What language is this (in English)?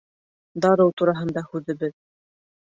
Bashkir